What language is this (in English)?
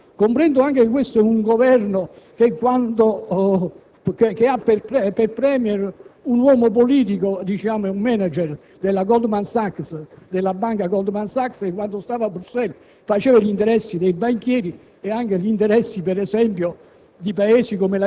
Italian